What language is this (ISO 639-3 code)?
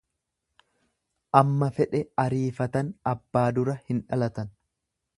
orm